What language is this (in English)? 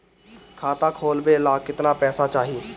Bhojpuri